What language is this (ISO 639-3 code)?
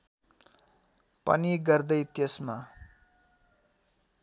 nep